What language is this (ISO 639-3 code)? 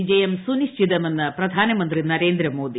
mal